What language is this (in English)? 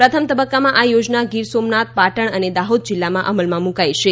Gujarati